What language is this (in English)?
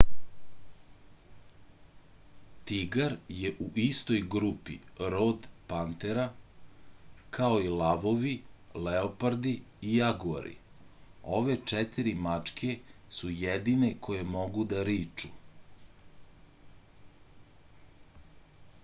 Serbian